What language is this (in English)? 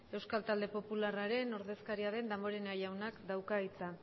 Basque